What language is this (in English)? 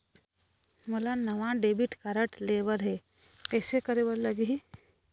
Chhattisgarhi